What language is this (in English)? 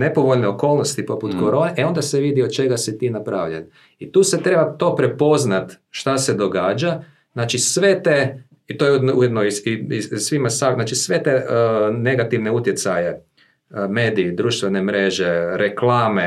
Croatian